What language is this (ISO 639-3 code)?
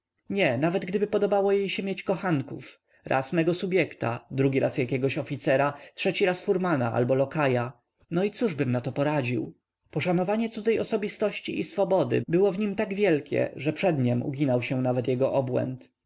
pol